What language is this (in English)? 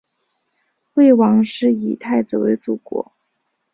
Chinese